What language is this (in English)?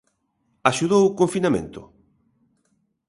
Galician